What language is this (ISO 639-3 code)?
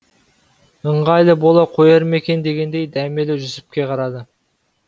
kaz